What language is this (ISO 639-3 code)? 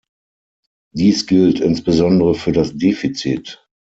deu